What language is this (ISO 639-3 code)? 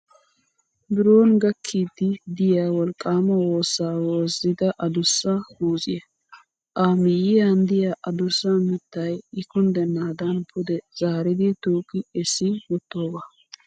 wal